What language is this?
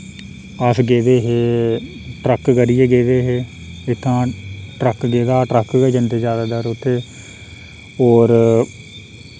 Dogri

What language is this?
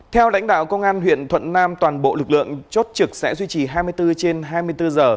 Vietnamese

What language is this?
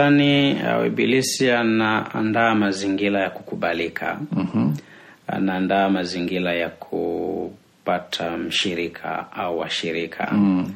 Swahili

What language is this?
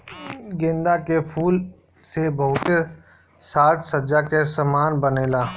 Bhojpuri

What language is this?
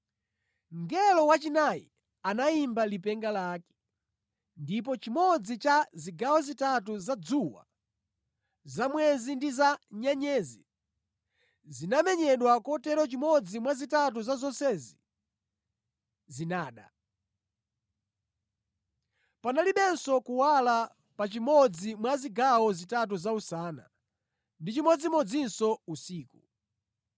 Nyanja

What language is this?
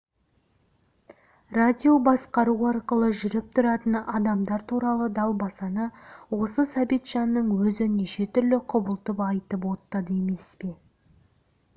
Kazakh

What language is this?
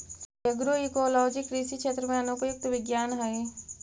Magahi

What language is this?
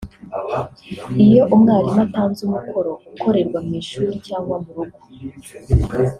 Kinyarwanda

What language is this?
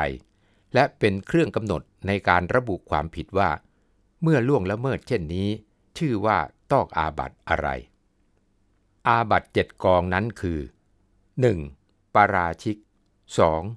Thai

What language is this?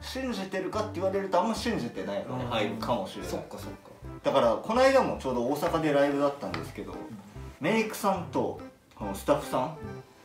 Japanese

